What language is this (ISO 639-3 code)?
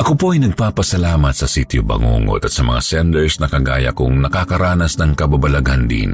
fil